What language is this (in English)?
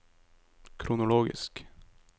Norwegian